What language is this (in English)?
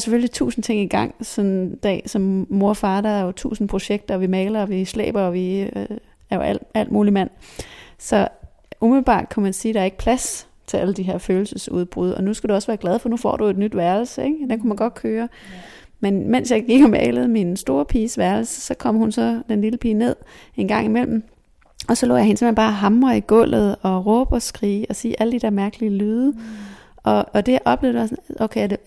Danish